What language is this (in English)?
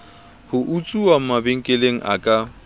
Southern Sotho